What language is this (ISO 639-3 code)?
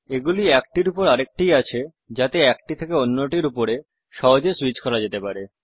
ben